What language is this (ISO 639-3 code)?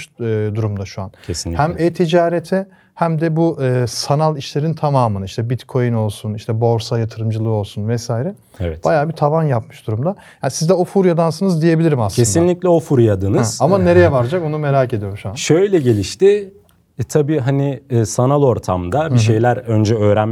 tur